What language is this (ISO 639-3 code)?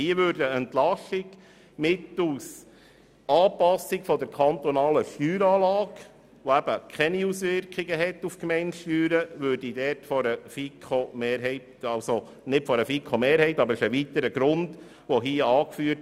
gsw